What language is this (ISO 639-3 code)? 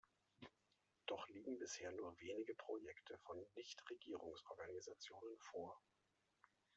deu